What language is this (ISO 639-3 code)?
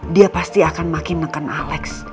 ind